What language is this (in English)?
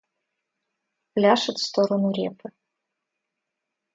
Russian